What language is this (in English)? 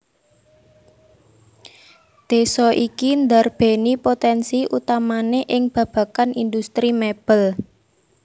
Javanese